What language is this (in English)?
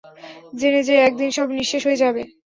Bangla